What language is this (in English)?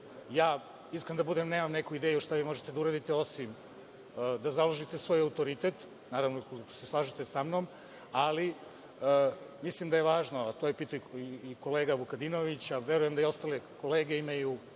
Serbian